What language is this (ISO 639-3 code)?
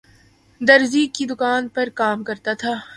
urd